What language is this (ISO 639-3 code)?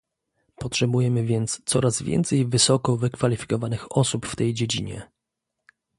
pol